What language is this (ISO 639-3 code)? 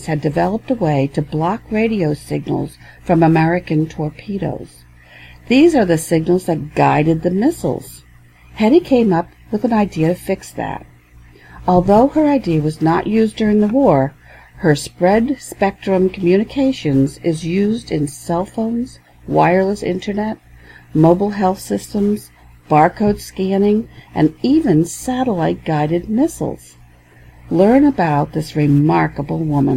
eng